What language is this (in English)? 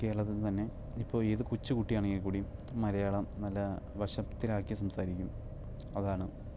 Malayalam